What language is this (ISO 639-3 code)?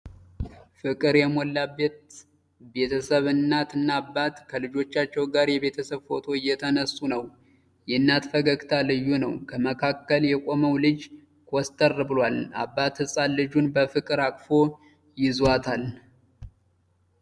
amh